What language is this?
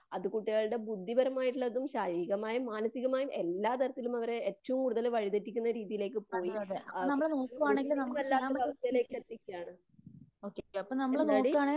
Malayalam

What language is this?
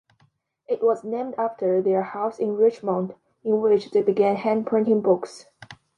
English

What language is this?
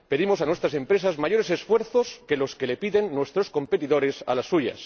Spanish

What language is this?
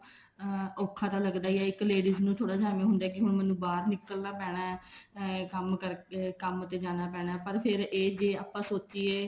Punjabi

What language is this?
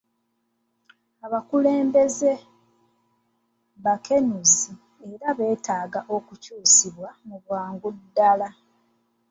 Ganda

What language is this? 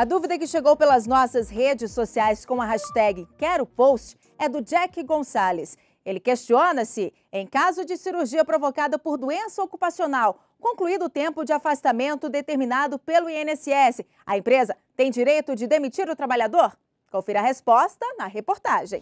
Portuguese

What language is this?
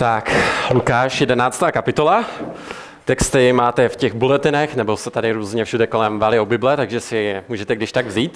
Czech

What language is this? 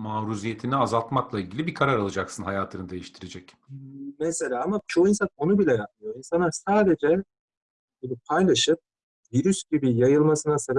Turkish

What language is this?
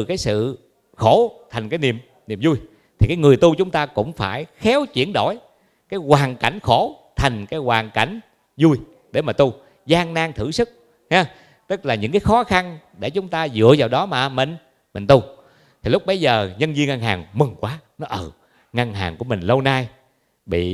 Vietnamese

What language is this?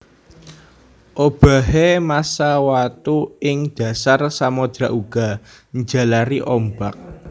Javanese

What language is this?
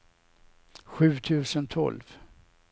Swedish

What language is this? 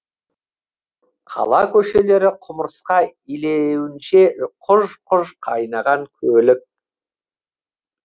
Kazakh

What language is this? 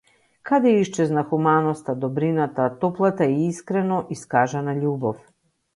Macedonian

